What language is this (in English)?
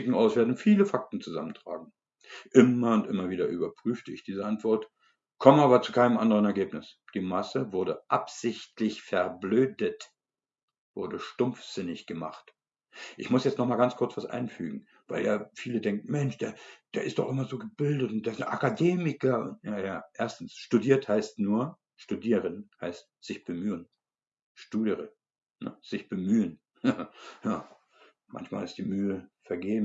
German